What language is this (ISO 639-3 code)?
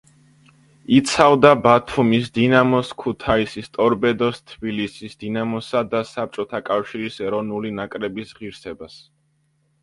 kat